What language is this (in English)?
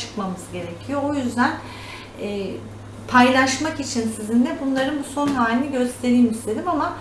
Turkish